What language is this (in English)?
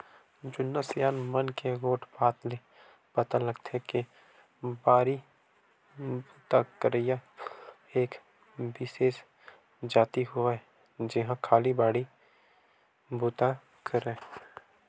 Chhattisgarhi